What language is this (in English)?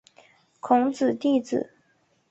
Chinese